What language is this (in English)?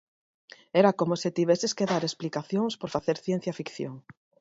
Galician